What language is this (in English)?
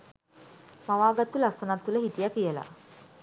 Sinhala